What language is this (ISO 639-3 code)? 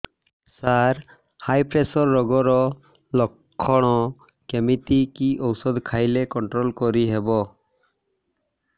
ori